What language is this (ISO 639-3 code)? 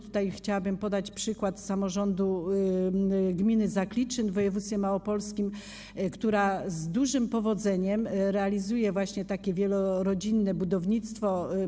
pol